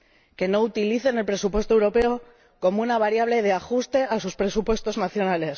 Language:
Spanish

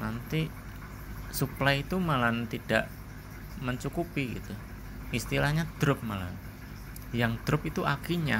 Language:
Indonesian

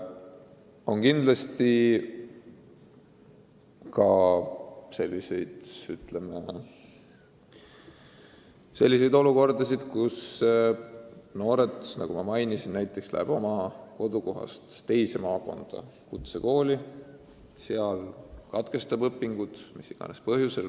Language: Estonian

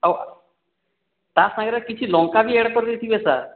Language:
Odia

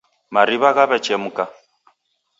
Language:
Taita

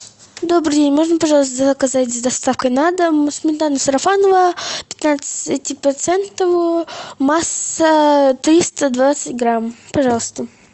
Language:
Russian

